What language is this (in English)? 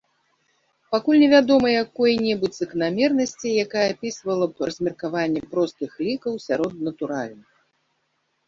Belarusian